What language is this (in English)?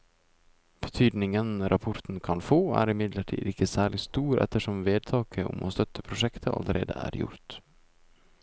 Norwegian